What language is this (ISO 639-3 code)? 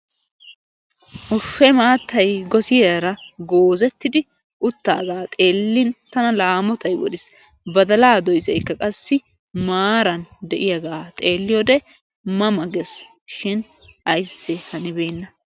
wal